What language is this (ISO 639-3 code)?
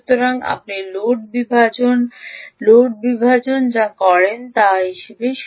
ben